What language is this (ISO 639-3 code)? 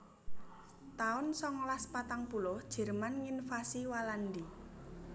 jav